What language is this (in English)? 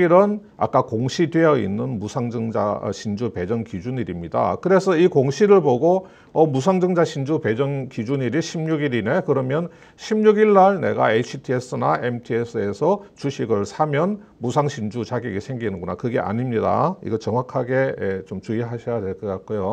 Korean